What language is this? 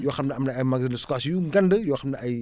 Wolof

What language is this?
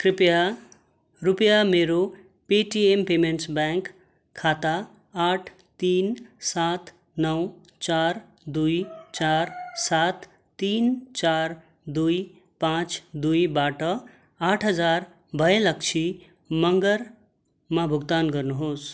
Nepali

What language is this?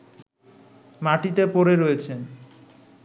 Bangla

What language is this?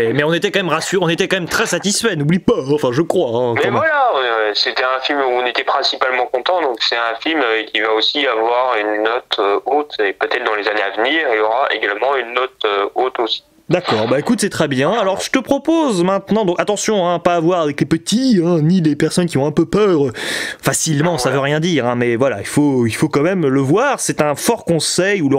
French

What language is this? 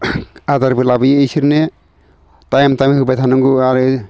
Bodo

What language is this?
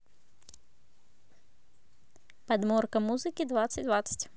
Russian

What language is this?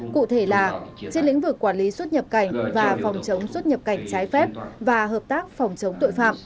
Vietnamese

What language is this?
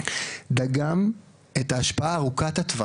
Hebrew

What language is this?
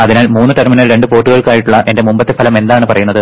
Malayalam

